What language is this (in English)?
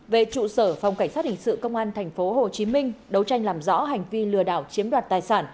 Vietnamese